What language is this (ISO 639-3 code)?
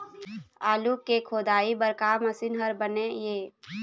hne